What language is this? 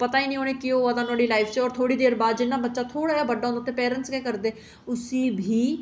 Dogri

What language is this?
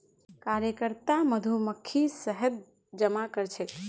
Magahi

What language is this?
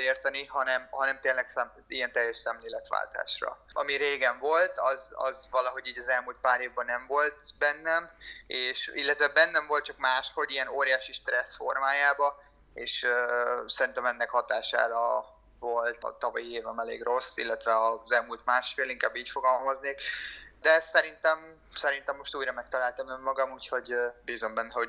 Hungarian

